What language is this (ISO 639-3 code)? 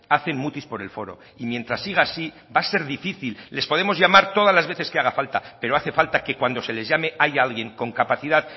spa